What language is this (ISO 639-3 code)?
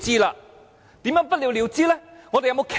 yue